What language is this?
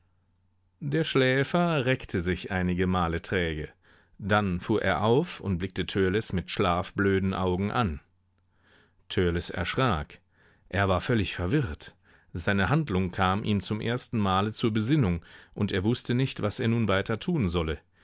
German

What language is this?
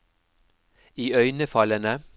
Norwegian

